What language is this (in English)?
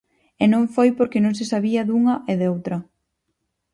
Galician